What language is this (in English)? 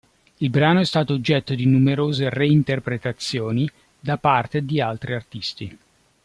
Italian